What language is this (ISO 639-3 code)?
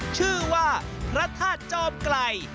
tha